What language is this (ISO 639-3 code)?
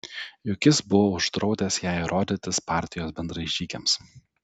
lit